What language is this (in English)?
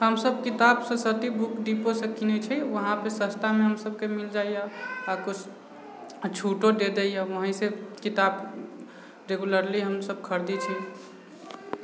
Maithili